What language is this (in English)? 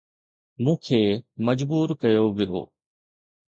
Sindhi